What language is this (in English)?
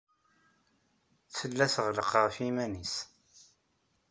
Kabyle